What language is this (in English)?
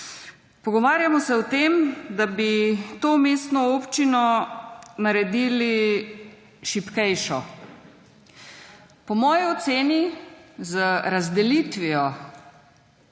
Slovenian